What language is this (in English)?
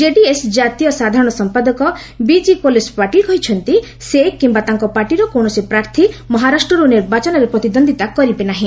Odia